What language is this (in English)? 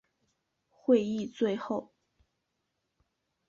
Chinese